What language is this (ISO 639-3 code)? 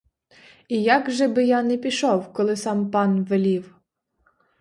ukr